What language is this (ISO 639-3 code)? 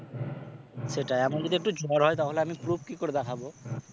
ben